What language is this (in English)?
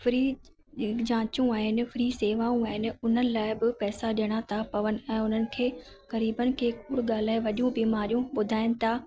Sindhi